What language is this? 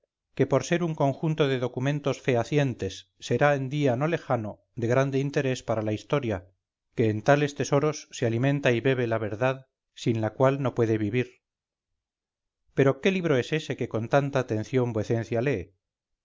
Spanish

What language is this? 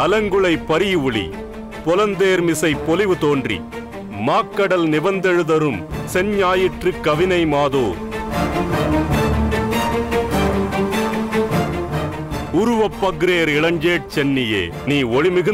Tamil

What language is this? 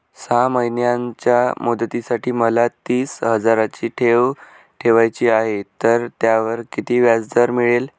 Marathi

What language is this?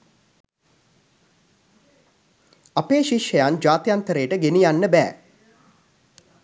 Sinhala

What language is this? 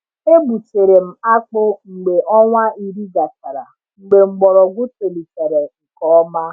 Igbo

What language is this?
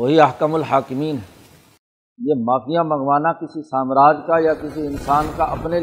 Urdu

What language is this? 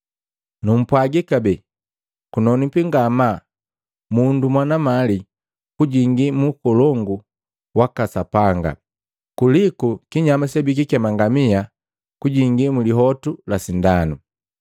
Matengo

